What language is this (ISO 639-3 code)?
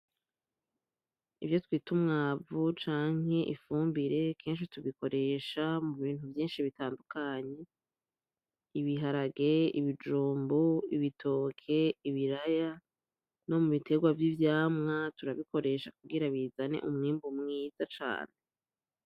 run